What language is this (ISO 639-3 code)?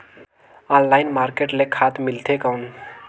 hne